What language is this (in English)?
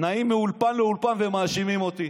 Hebrew